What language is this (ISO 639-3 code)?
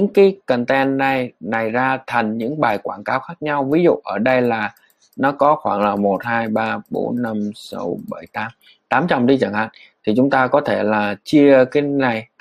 vie